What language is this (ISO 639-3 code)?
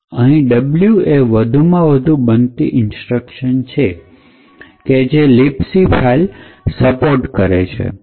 guj